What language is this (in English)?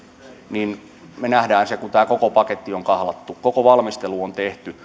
Finnish